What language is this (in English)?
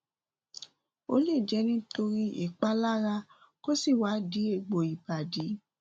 Yoruba